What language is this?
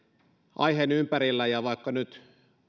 Finnish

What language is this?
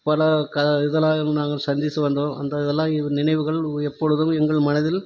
Tamil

